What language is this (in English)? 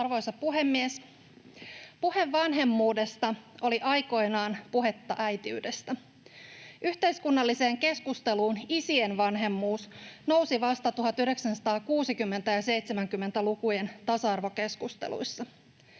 Finnish